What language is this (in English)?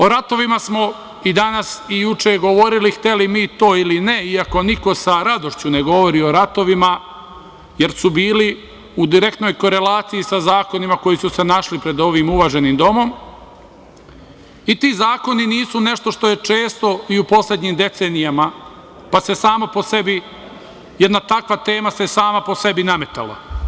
Serbian